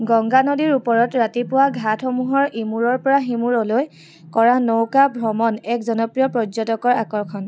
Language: Assamese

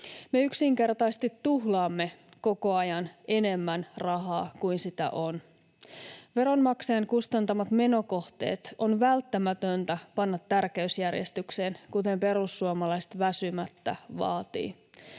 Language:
Finnish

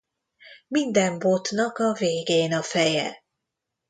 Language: Hungarian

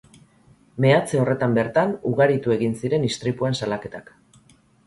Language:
Basque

